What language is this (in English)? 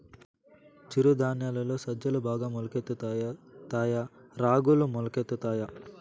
Telugu